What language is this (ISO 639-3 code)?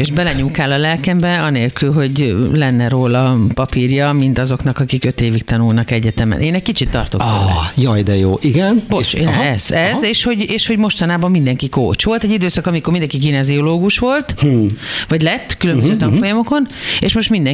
hun